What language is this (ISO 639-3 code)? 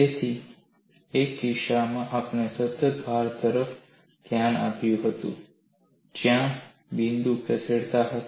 guj